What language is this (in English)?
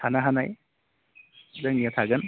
Bodo